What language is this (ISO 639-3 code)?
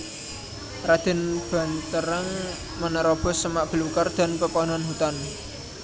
jav